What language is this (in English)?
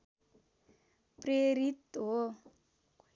Nepali